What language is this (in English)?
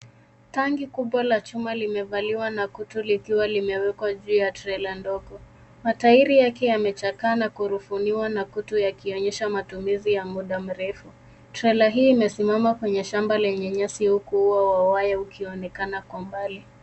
Swahili